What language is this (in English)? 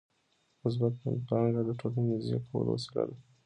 Pashto